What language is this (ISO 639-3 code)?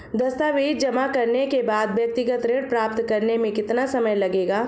hin